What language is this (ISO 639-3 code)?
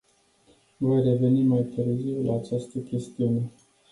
ron